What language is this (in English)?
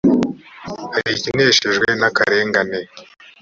Kinyarwanda